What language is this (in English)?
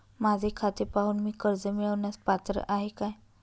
Marathi